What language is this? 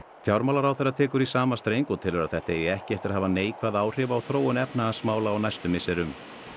Icelandic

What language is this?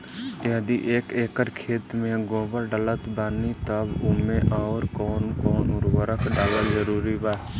Bhojpuri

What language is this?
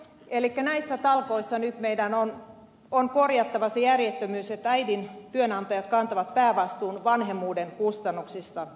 Finnish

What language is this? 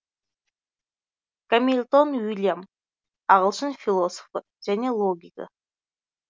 Kazakh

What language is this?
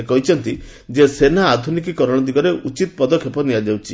Odia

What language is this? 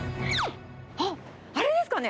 Japanese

